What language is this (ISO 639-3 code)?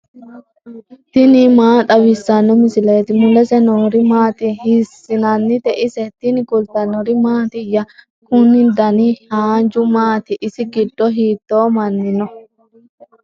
sid